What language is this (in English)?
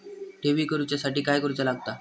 Marathi